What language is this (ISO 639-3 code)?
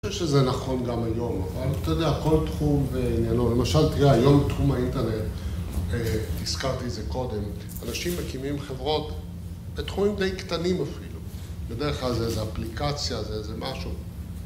heb